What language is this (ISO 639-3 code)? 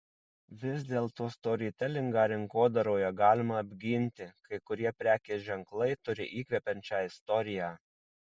lit